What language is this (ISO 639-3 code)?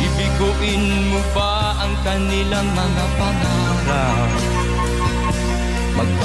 fil